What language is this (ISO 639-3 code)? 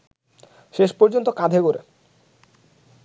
ben